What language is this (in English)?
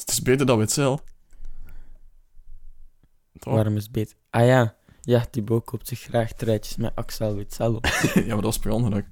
Dutch